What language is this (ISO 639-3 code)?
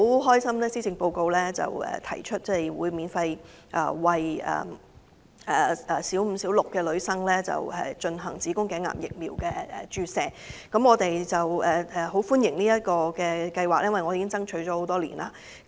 yue